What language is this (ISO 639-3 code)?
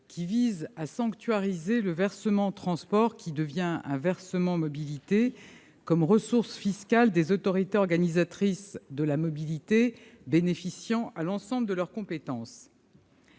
fra